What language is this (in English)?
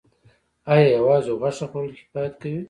Pashto